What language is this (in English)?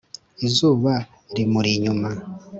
Kinyarwanda